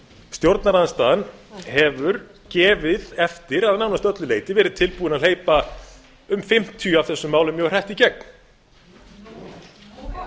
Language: Icelandic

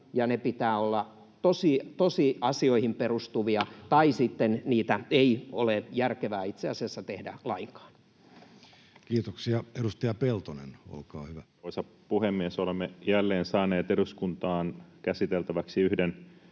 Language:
Finnish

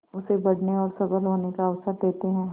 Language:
Hindi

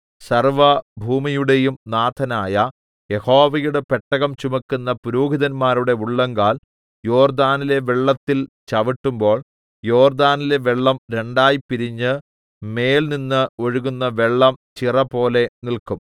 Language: Malayalam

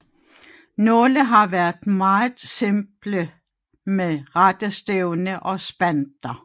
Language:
Danish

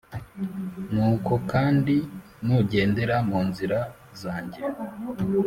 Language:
Kinyarwanda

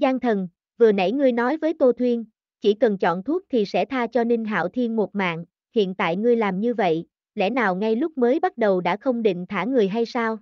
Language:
Vietnamese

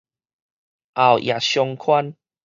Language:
Min Nan Chinese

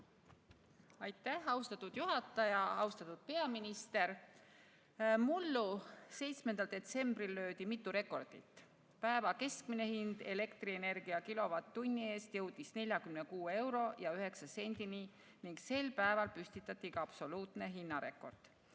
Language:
Estonian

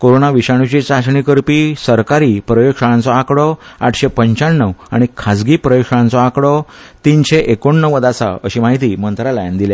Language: Konkani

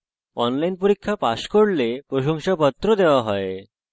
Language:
Bangla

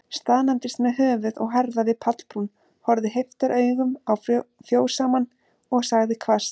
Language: Icelandic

